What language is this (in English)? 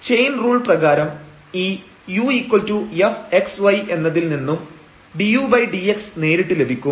Malayalam